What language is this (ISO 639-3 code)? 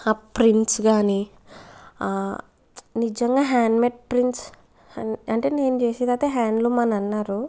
tel